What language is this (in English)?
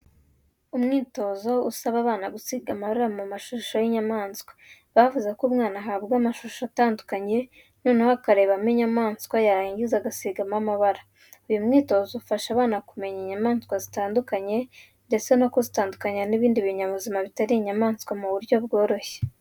Kinyarwanda